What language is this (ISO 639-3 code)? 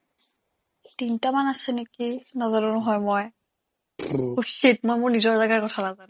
asm